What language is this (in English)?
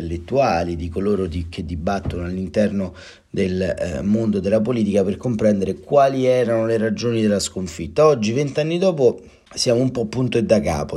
Italian